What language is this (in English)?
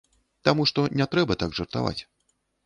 Belarusian